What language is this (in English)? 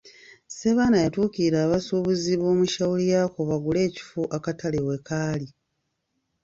Ganda